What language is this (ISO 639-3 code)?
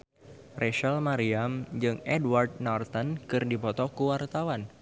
sun